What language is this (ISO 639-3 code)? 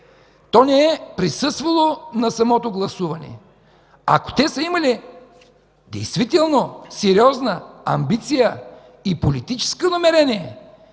bul